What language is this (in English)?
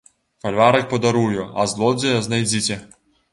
Belarusian